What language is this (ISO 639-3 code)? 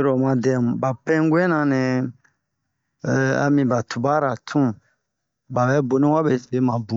bmq